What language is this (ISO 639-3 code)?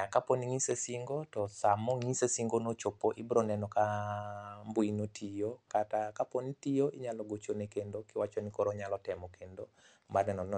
luo